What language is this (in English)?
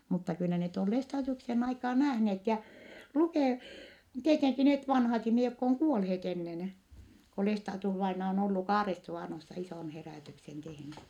Finnish